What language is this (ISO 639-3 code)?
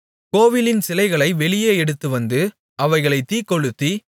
tam